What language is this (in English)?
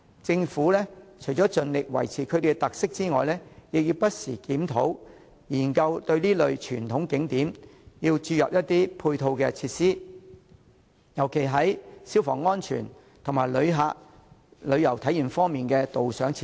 Cantonese